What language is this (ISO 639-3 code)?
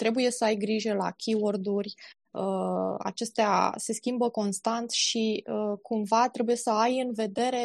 ron